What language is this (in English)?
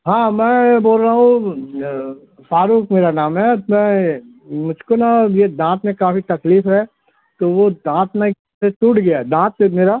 Urdu